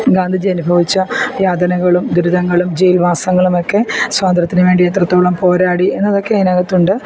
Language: Malayalam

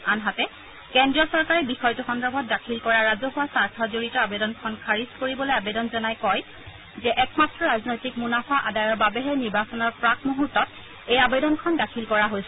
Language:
Assamese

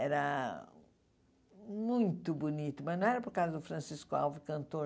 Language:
Portuguese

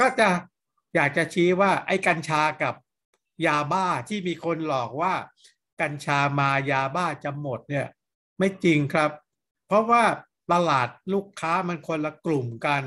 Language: Thai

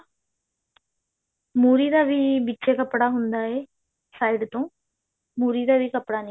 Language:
Punjabi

